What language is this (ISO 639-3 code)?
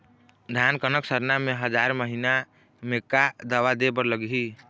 hne